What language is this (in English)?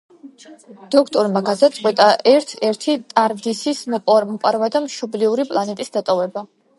Georgian